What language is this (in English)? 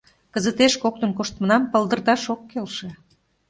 Mari